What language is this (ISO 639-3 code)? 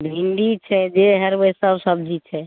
mai